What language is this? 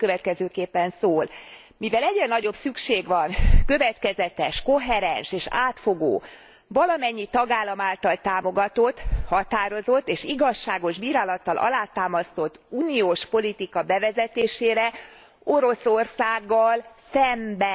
Hungarian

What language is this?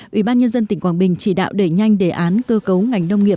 Vietnamese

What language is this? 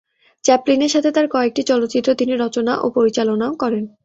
Bangla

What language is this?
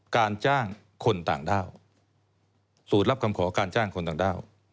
Thai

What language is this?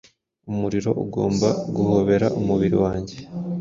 Kinyarwanda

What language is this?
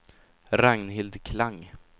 Swedish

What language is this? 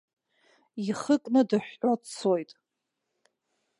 Abkhazian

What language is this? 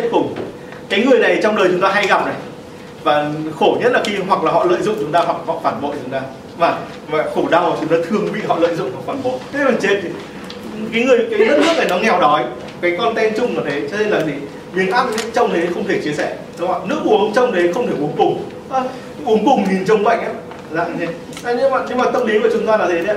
Vietnamese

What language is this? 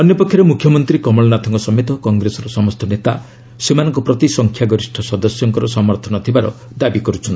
Odia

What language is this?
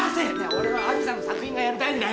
Japanese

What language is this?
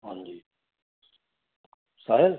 Punjabi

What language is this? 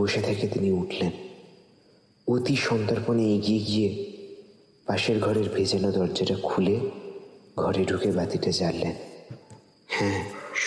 Bangla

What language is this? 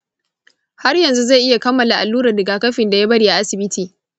Hausa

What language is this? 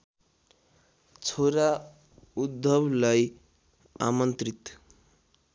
Nepali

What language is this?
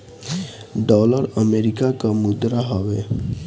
Bhojpuri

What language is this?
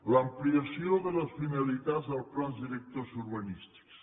Catalan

